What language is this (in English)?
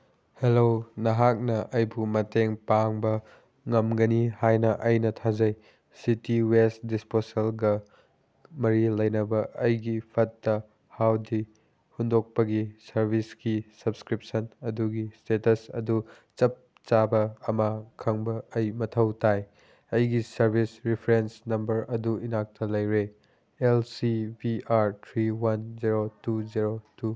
Manipuri